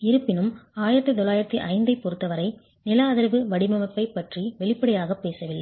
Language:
Tamil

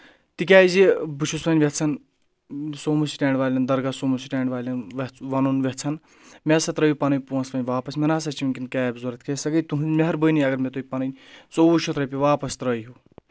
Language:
Kashmiri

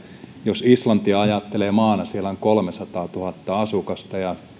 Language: Finnish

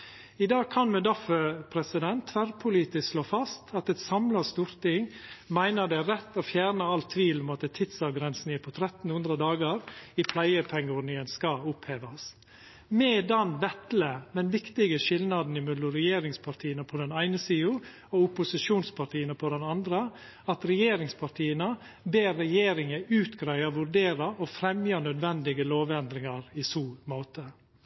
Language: Norwegian Nynorsk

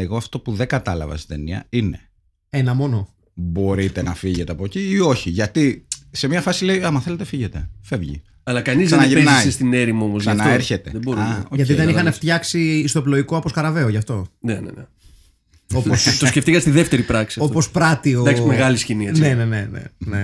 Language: Greek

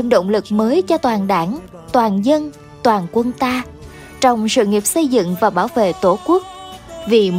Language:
Vietnamese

